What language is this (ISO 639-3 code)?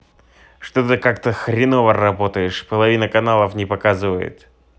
rus